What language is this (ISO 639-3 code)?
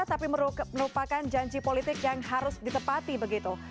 ind